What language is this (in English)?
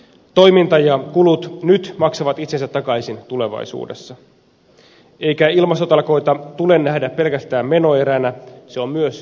Finnish